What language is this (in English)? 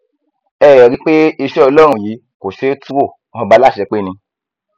Yoruba